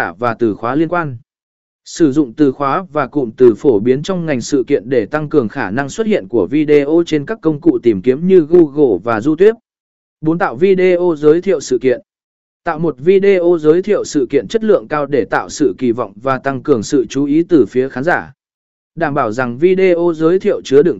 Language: Vietnamese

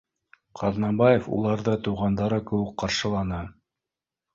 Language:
Bashkir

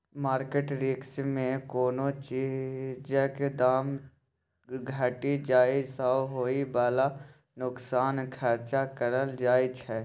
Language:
Maithili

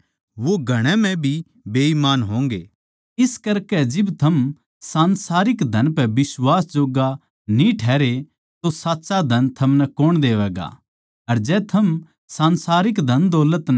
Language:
Haryanvi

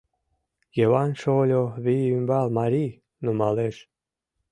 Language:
Mari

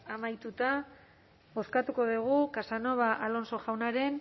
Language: Basque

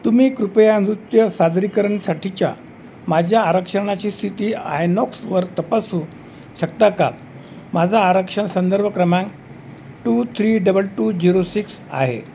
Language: Marathi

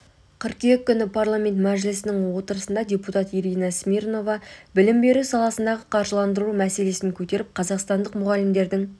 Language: Kazakh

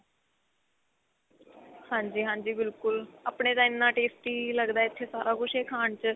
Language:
Punjabi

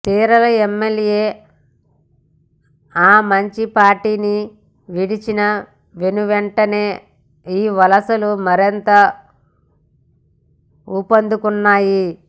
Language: Telugu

